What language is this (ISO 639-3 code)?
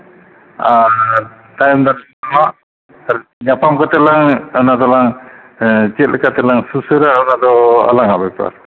sat